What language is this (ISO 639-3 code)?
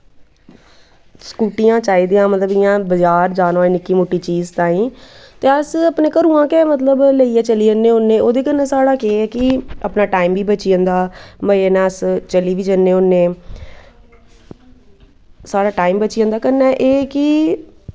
doi